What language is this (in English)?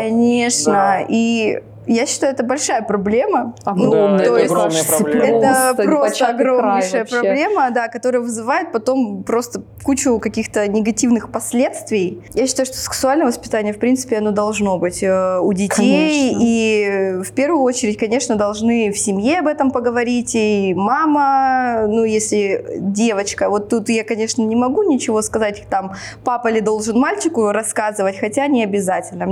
Russian